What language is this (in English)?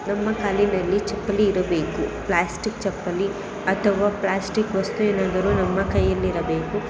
Kannada